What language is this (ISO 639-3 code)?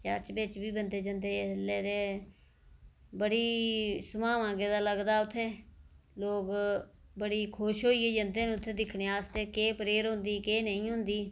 doi